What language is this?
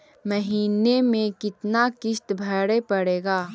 Magahi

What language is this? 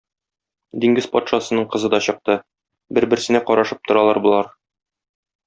Tatar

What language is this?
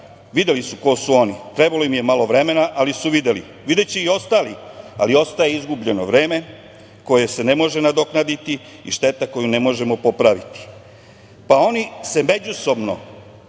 Serbian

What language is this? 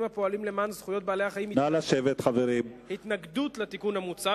Hebrew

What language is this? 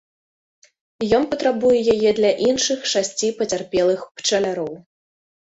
Belarusian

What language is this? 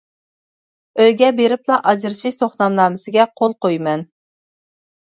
Uyghur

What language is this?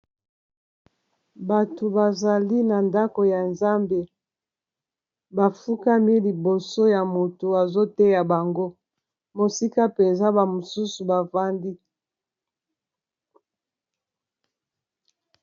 Lingala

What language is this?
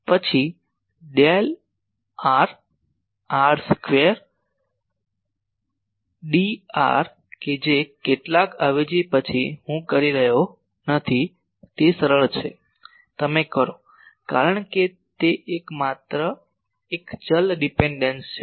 Gujarati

